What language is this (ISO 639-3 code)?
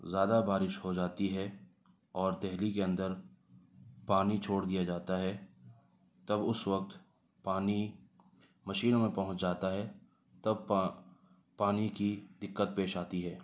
urd